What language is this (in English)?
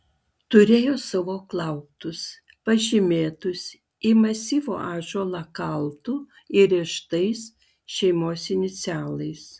Lithuanian